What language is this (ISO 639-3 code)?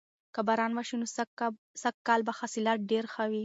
pus